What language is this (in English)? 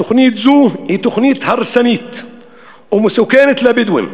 Hebrew